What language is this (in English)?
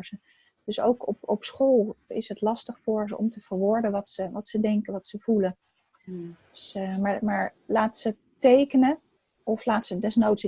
Dutch